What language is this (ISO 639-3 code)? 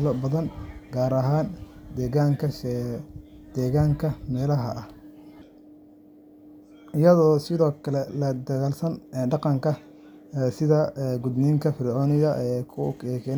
som